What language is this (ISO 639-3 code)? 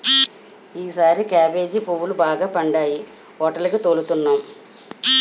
tel